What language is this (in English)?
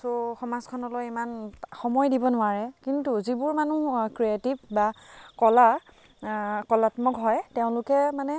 Assamese